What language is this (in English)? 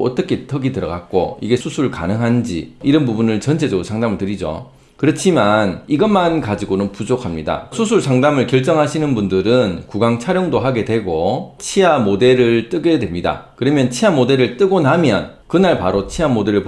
Korean